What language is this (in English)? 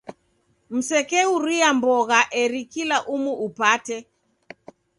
Taita